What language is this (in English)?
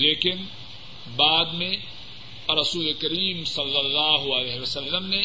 Urdu